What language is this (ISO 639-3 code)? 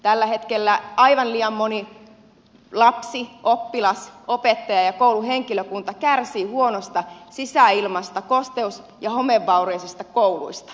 fin